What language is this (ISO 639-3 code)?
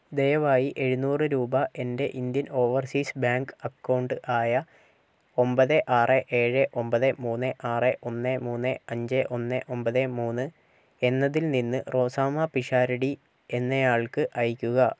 mal